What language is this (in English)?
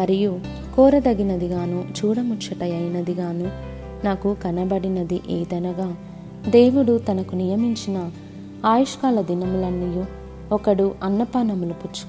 Telugu